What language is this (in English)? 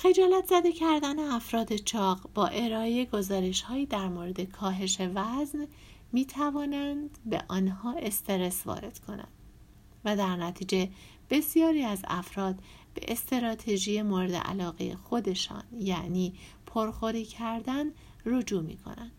Persian